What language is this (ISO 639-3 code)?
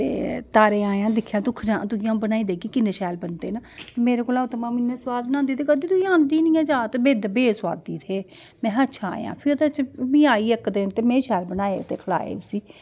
doi